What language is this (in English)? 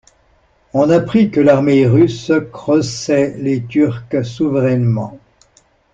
French